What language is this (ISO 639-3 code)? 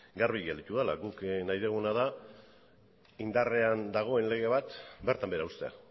eus